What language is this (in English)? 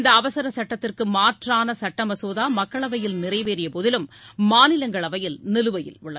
Tamil